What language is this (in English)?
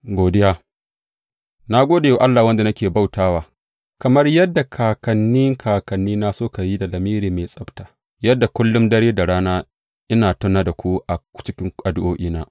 Hausa